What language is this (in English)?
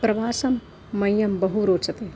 Sanskrit